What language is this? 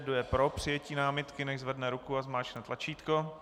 Czech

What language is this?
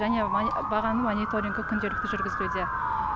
Kazakh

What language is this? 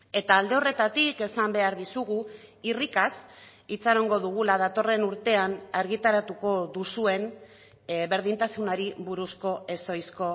Basque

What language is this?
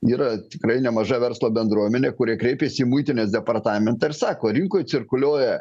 Lithuanian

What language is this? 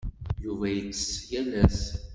Kabyle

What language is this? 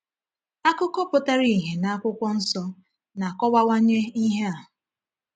Igbo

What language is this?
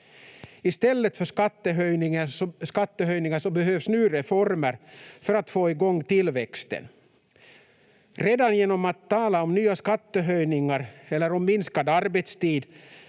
Finnish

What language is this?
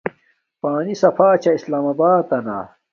Domaaki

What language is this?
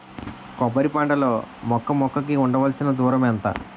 Telugu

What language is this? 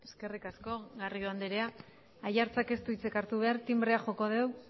Basque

